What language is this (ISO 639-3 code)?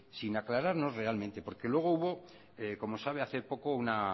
spa